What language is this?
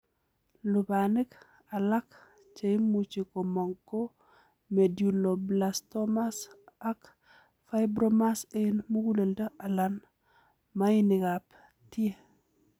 Kalenjin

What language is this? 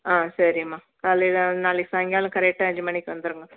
Tamil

